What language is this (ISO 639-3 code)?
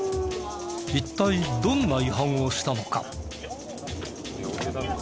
jpn